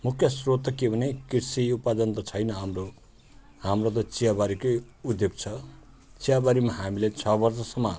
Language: Nepali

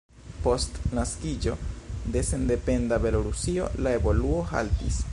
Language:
Esperanto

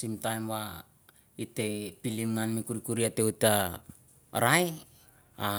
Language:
Mandara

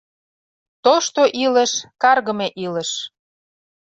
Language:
Mari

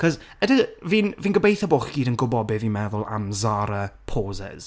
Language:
Welsh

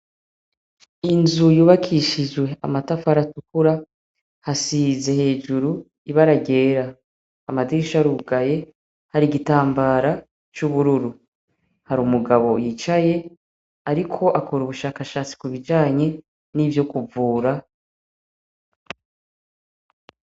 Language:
Rundi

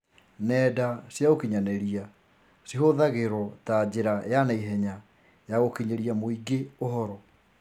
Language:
Kikuyu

